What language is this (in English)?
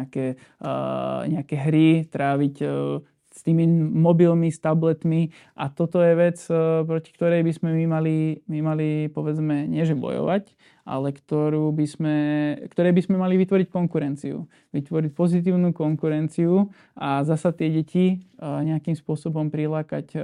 Slovak